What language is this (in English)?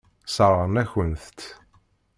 Kabyle